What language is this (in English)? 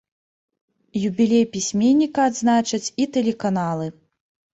Belarusian